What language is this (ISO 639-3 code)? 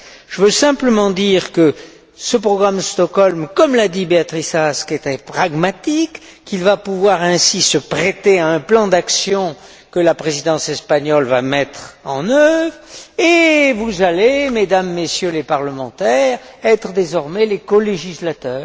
fra